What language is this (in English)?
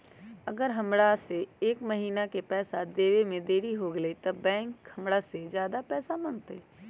Magahi